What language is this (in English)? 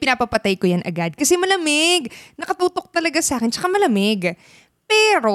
Filipino